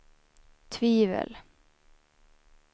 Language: Swedish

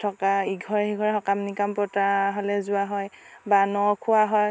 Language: Assamese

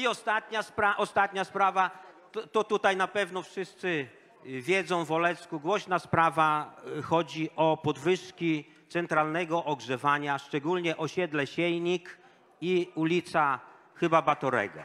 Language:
Polish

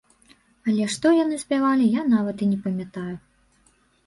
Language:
Belarusian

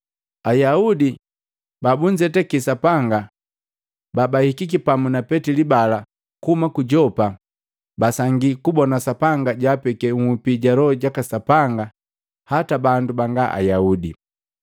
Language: Matengo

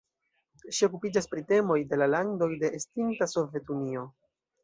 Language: Esperanto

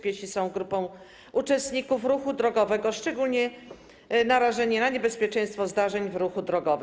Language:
Polish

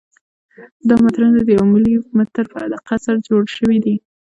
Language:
Pashto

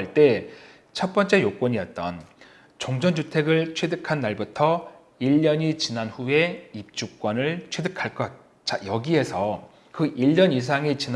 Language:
Korean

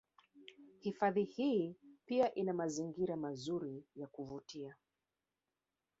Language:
Swahili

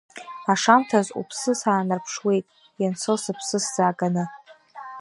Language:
Abkhazian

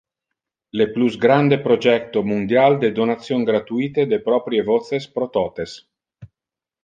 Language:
Interlingua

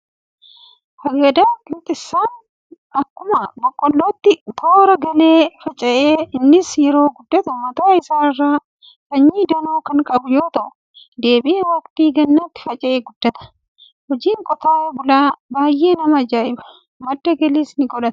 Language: Oromo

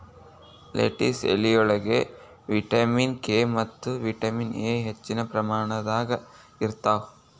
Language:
Kannada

